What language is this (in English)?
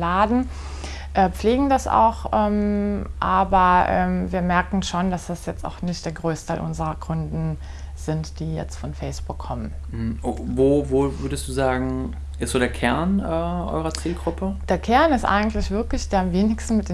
German